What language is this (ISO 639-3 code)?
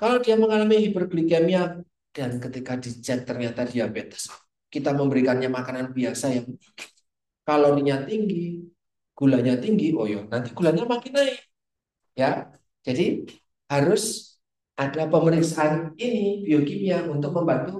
ind